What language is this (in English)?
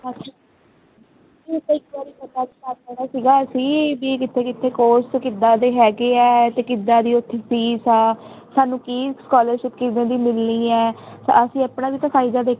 Punjabi